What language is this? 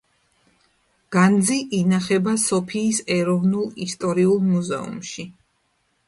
Georgian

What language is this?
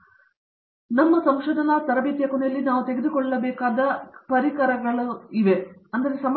Kannada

